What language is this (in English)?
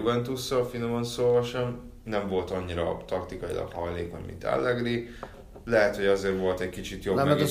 Hungarian